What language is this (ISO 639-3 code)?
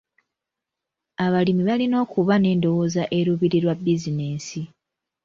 lug